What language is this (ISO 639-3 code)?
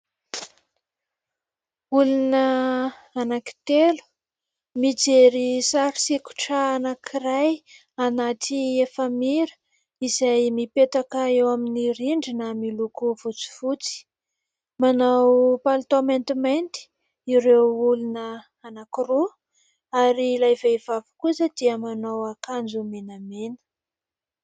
mlg